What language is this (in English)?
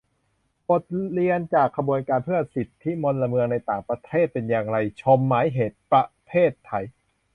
Thai